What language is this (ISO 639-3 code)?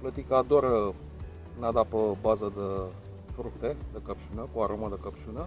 ron